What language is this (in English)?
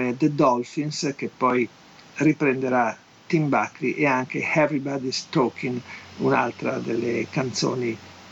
Italian